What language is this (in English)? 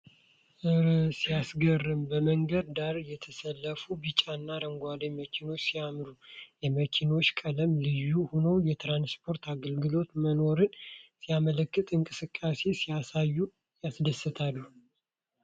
Amharic